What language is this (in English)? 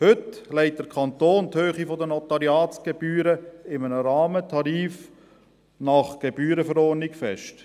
Swiss German